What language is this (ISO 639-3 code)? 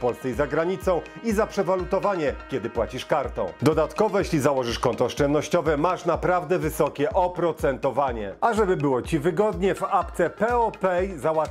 pol